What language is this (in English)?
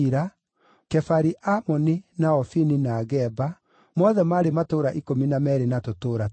Kikuyu